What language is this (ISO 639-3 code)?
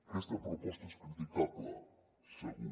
cat